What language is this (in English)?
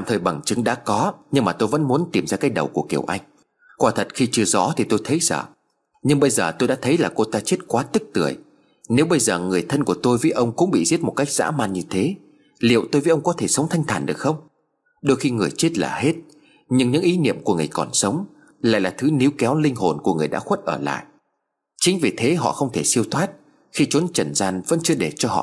Vietnamese